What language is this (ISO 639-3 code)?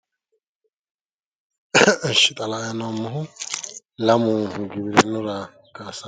sid